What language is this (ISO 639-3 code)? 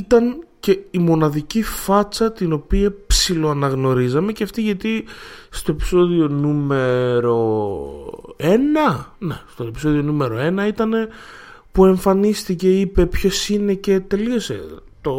ell